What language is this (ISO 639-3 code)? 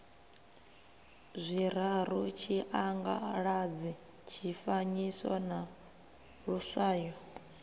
ven